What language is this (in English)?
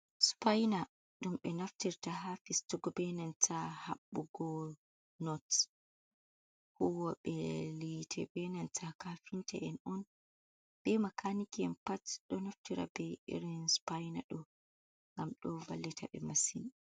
Fula